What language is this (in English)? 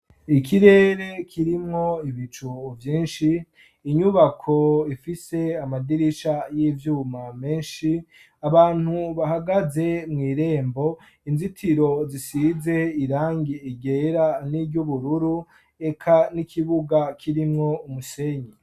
Rundi